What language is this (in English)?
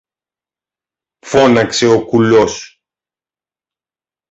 Greek